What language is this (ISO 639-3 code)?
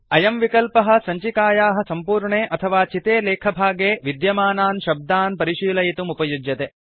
san